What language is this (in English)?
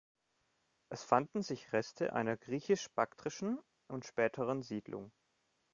German